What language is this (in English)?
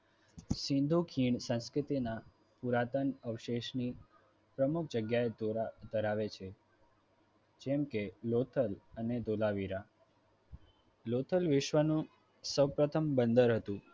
Gujarati